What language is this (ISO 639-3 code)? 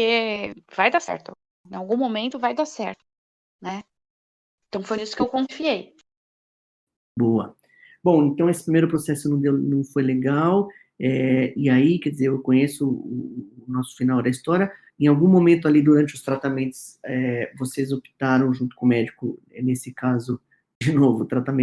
por